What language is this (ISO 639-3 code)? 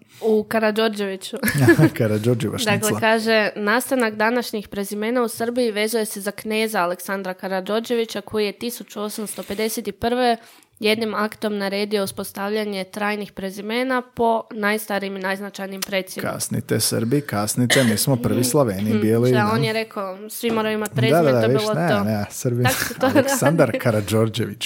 hrv